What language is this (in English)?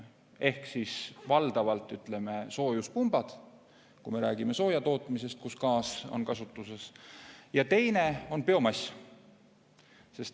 Estonian